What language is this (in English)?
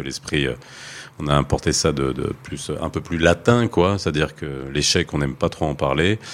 French